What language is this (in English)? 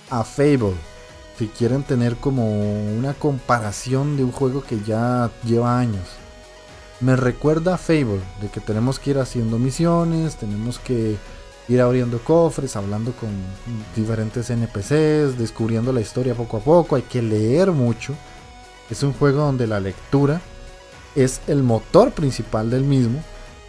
Spanish